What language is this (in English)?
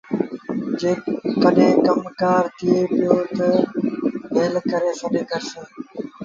Sindhi Bhil